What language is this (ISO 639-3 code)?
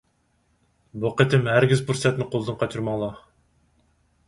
uig